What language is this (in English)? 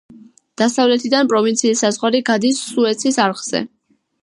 Georgian